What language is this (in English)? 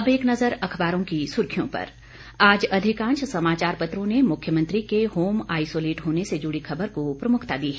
Hindi